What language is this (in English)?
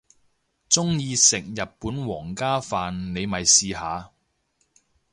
Cantonese